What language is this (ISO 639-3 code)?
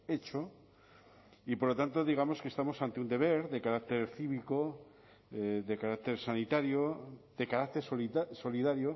spa